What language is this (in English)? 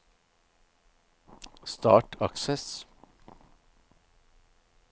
Norwegian